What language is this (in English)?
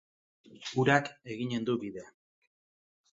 Basque